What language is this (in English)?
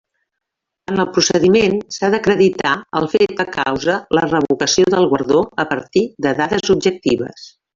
Catalan